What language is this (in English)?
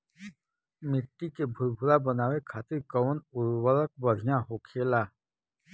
Bhojpuri